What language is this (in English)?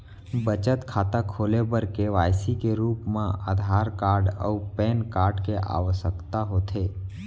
Chhattisgarhi